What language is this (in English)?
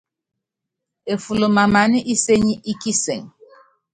Yangben